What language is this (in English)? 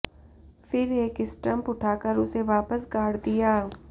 Hindi